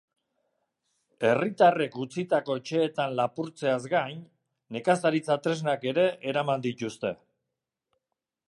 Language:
Basque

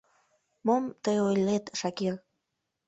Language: Mari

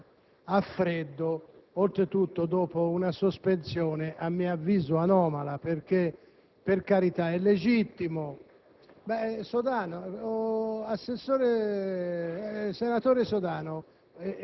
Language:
Italian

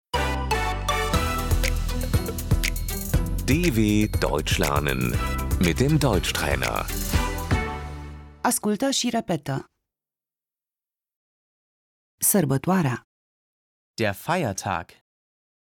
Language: Romanian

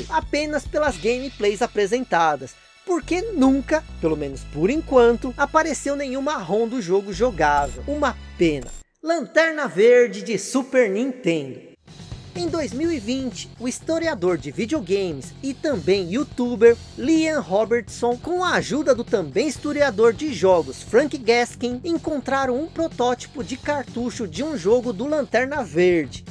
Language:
Portuguese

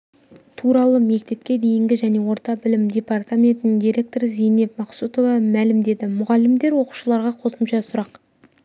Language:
Kazakh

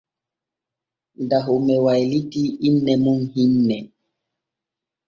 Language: Borgu Fulfulde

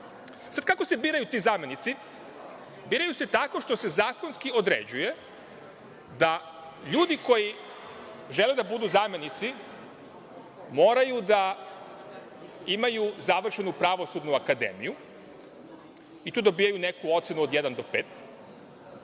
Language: Serbian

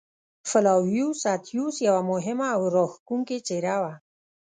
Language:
Pashto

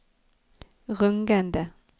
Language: Norwegian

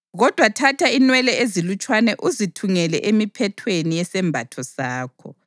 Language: North Ndebele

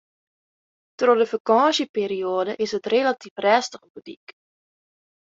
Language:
Western Frisian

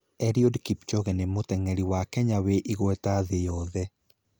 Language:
Kikuyu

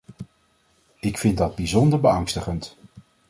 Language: Dutch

